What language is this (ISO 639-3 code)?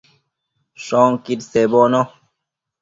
mcf